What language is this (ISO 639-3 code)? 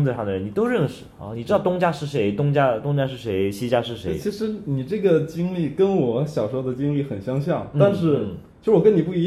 zho